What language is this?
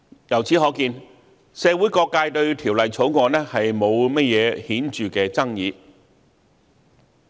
Cantonese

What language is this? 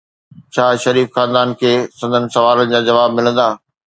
Sindhi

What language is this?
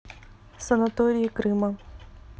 Russian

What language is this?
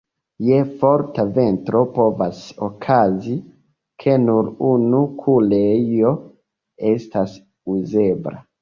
Esperanto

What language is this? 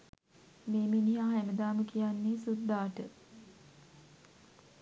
Sinhala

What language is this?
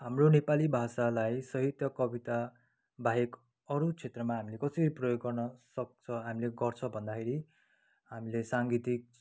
Nepali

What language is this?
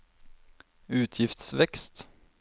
Norwegian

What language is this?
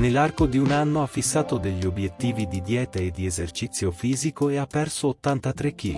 Italian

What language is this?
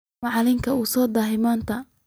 Somali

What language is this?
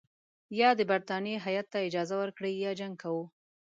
Pashto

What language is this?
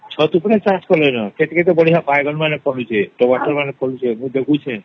Odia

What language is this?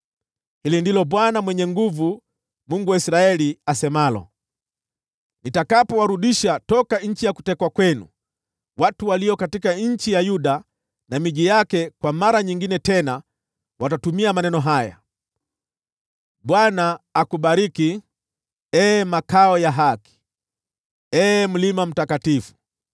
Swahili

